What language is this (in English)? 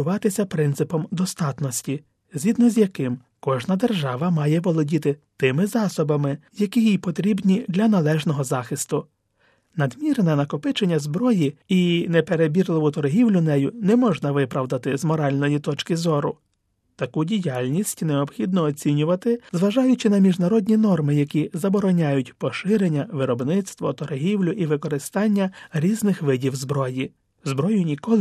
Ukrainian